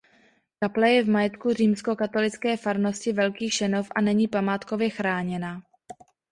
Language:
Czech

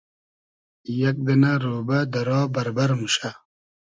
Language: Hazaragi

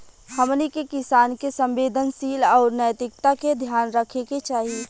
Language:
Bhojpuri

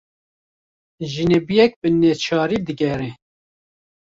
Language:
Kurdish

